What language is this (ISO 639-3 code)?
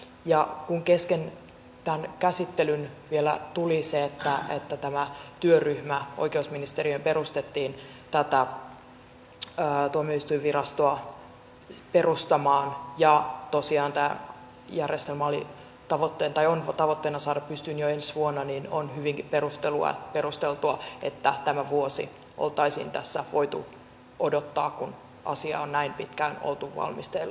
fin